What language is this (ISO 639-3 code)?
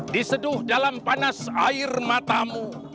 ind